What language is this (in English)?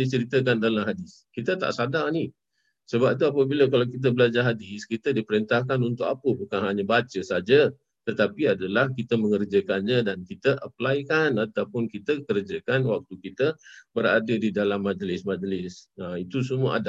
Malay